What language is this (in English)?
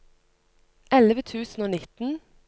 Norwegian